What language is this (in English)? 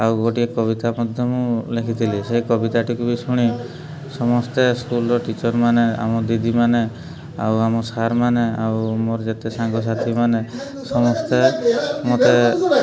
Odia